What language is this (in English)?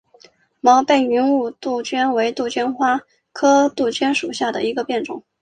Chinese